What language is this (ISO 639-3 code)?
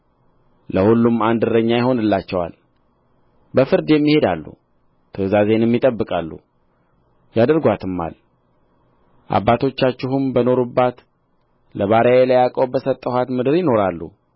amh